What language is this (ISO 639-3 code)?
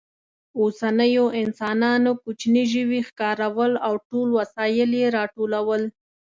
pus